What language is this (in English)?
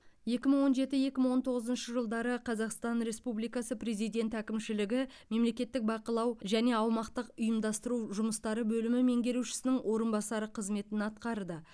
Kazakh